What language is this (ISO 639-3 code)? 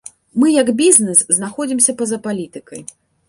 bel